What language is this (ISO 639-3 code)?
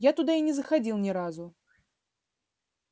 rus